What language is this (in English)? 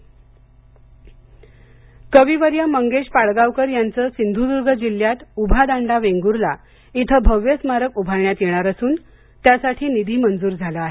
Marathi